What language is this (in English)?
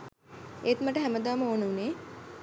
Sinhala